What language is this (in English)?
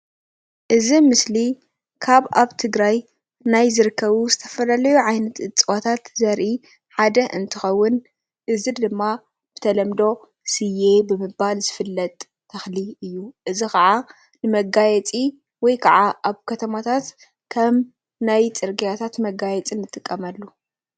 Tigrinya